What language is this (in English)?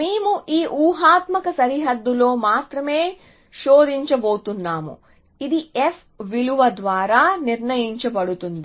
Telugu